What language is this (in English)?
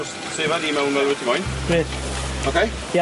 Welsh